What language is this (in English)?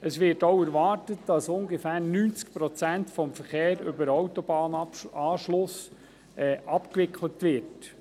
Swiss German